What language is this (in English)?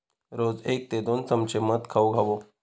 Marathi